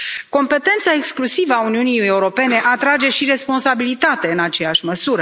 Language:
Romanian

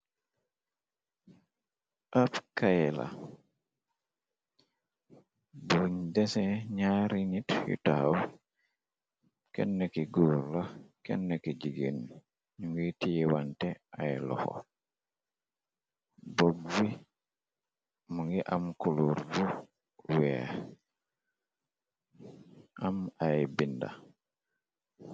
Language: Wolof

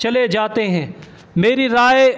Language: Urdu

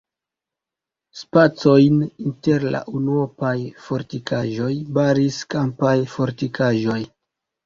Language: Esperanto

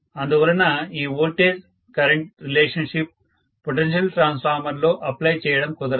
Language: Telugu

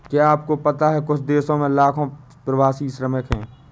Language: Hindi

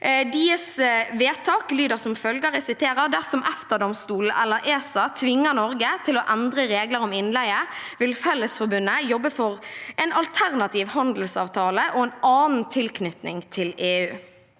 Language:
Norwegian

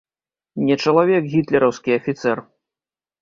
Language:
Belarusian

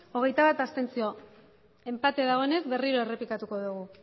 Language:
Basque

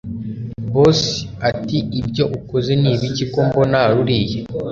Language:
Kinyarwanda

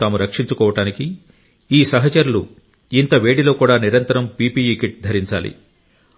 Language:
Telugu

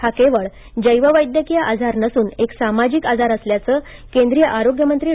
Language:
Marathi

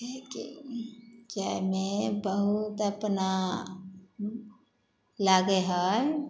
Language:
Maithili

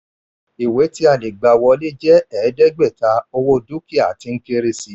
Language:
Yoruba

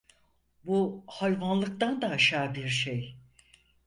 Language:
Turkish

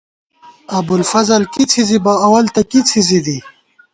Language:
Gawar-Bati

